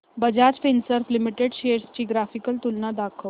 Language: Marathi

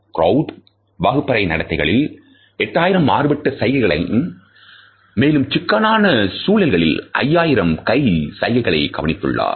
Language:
Tamil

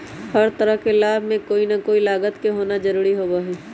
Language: Magahi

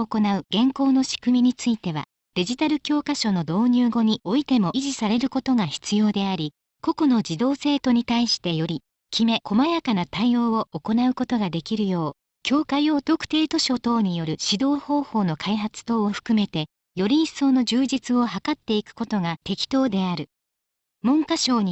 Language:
Japanese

